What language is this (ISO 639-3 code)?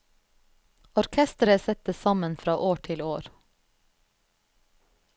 nor